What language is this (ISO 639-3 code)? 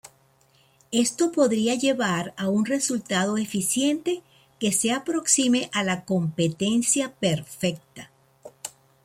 spa